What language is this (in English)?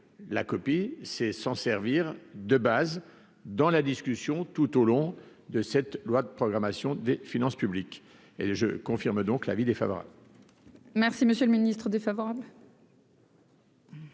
French